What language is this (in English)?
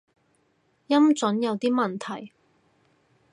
Cantonese